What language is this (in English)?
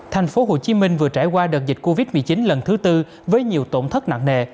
Vietnamese